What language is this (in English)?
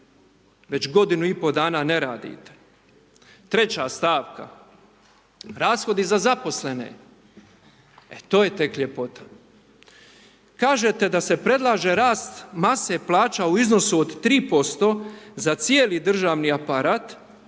Croatian